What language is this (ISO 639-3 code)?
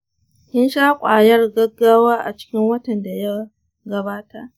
hau